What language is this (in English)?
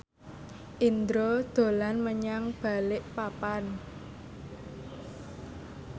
Javanese